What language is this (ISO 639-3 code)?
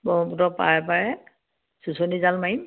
asm